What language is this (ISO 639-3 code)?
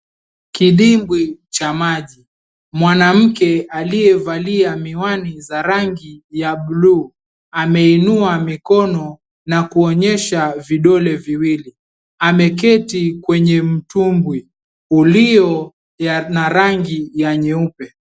swa